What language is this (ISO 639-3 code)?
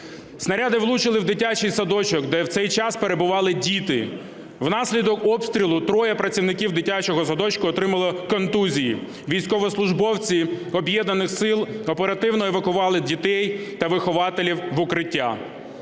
ukr